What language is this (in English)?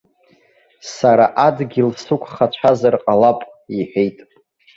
Abkhazian